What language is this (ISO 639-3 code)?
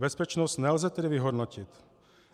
ces